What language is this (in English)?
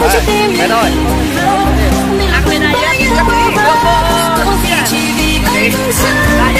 Vietnamese